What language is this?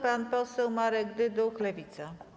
Polish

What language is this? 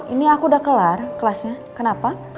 Indonesian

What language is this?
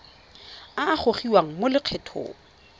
Tswana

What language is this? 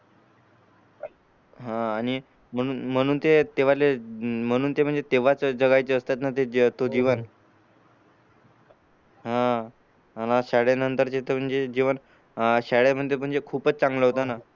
Marathi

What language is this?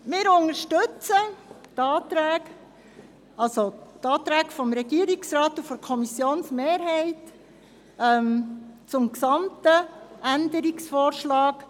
Swiss German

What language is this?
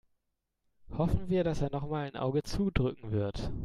German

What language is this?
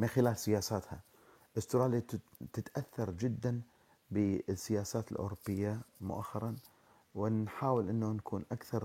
Arabic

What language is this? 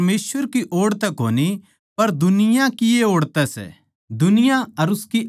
Haryanvi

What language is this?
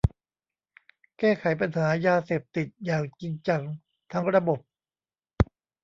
Thai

